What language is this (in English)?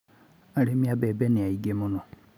Kikuyu